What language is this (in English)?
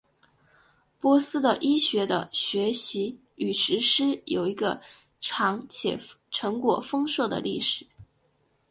Chinese